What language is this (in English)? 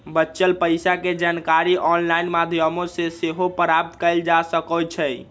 Magahi